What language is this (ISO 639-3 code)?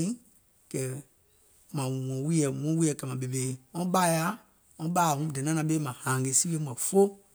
gol